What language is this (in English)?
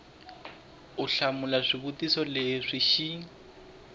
Tsonga